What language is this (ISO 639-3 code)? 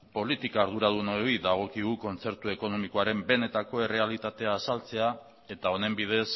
eus